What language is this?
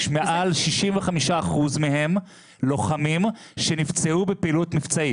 Hebrew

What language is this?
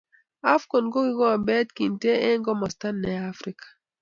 Kalenjin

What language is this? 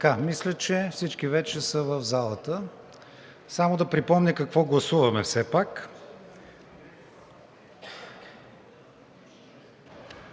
Bulgarian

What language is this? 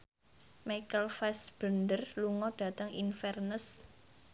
Javanese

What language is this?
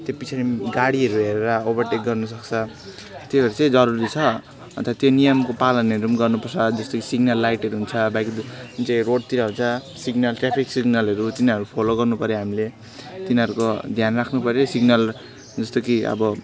Nepali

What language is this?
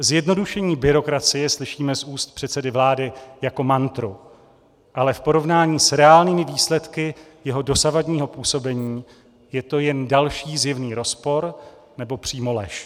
Czech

